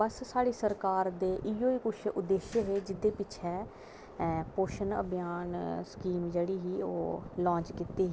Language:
Dogri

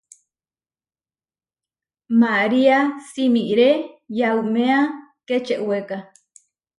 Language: Huarijio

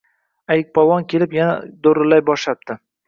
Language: Uzbek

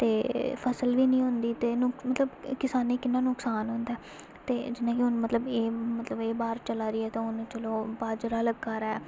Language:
Dogri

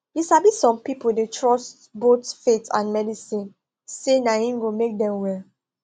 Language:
Nigerian Pidgin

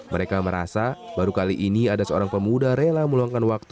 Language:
Indonesian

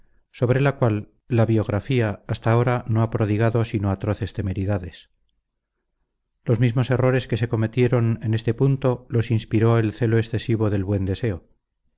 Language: Spanish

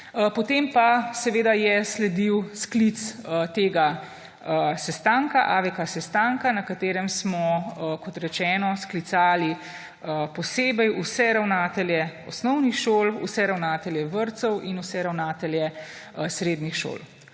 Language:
Slovenian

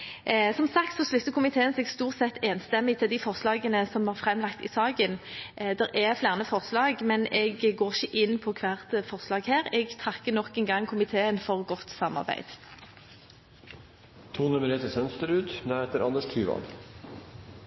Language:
Norwegian Bokmål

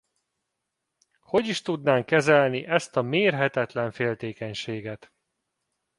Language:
Hungarian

